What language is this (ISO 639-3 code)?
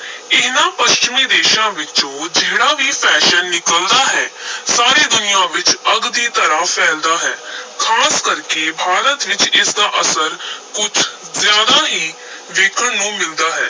pan